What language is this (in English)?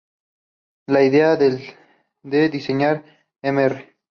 Spanish